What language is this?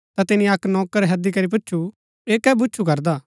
Gaddi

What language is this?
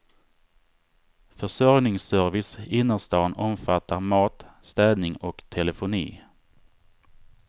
Swedish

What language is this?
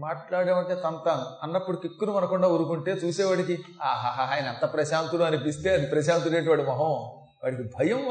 Telugu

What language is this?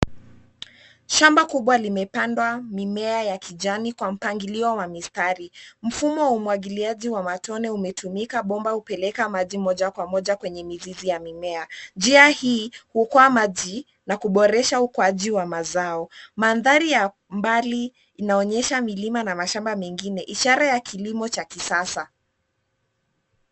Swahili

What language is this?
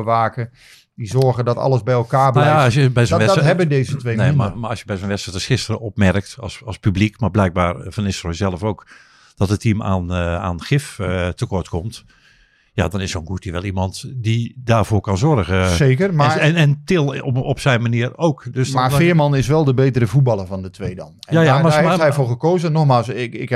Dutch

